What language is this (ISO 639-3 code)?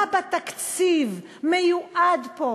heb